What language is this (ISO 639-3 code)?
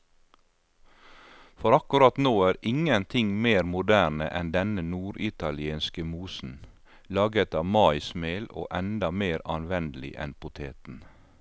nor